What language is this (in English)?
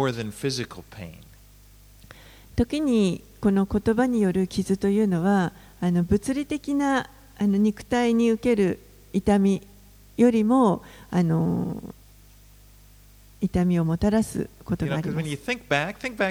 Japanese